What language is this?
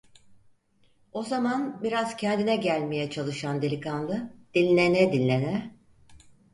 Turkish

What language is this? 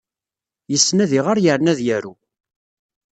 Kabyle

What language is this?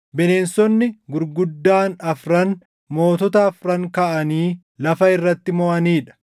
Oromo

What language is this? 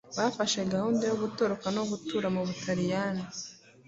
Kinyarwanda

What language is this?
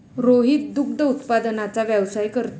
Marathi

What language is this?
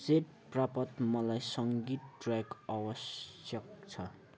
Nepali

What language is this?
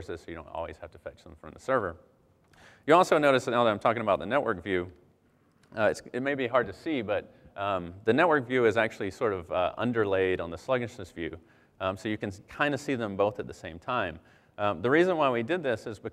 English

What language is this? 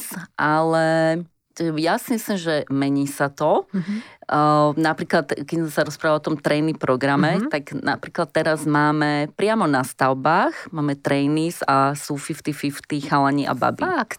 Slovak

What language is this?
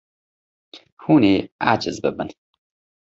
Kurdish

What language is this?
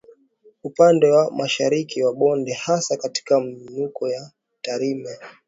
Swahili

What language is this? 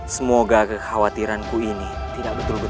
Indonesian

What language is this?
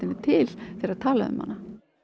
Icelandic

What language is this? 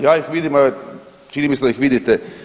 Croatian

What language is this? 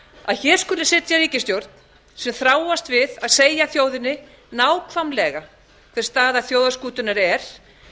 Icelandic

